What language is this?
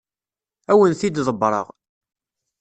Kabyle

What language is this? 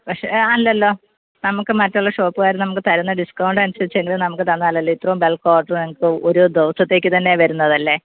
Malayalam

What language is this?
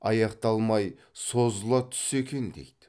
Kazakh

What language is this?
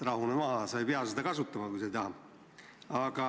Estonian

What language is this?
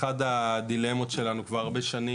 Hebrew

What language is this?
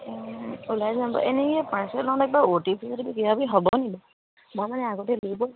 Assamese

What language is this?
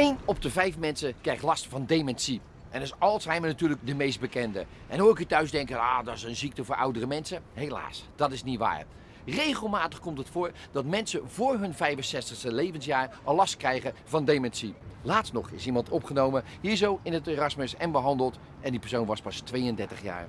Dutch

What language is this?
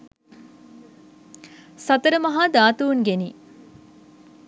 Sinhala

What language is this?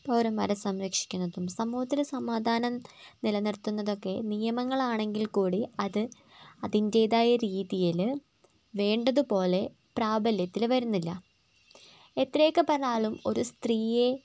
Malayalam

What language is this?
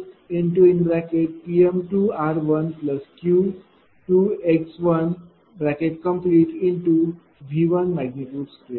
Marathi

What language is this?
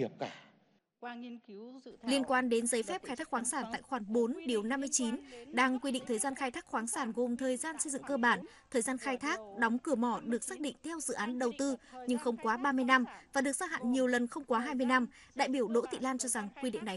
Vietnamese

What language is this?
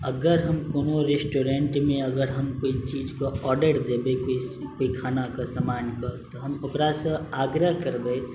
Maithili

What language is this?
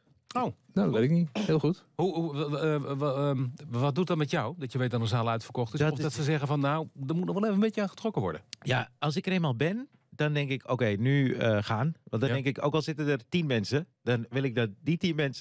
Dutch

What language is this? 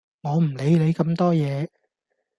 Cantonese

